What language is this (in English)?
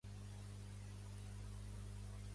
Catalan